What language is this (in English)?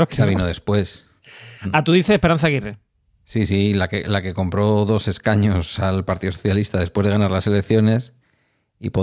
Spanish